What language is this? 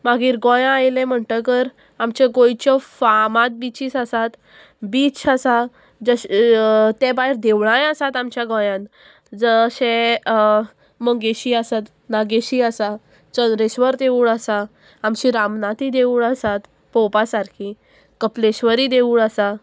Konkani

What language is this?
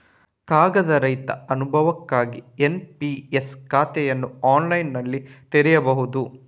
Kannada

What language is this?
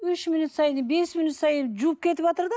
Kazakh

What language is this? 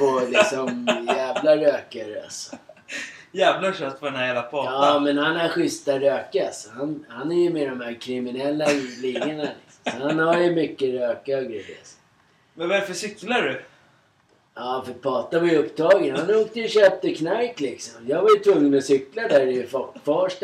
Swedish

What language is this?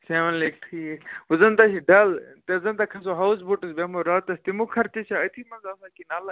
Kashmiri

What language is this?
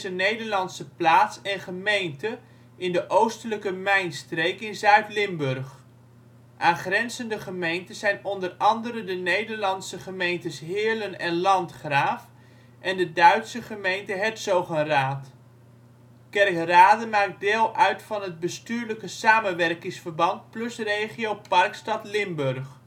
Dutch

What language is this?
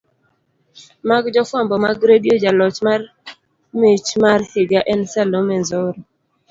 Luo (Kenya and Tanzania)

